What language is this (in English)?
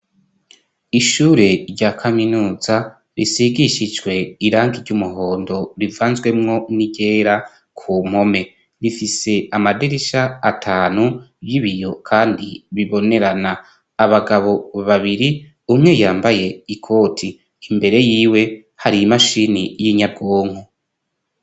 Rundi